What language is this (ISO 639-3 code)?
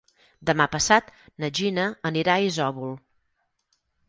cat